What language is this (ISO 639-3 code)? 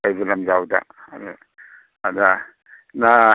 mni